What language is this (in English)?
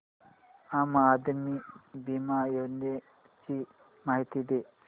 Marathi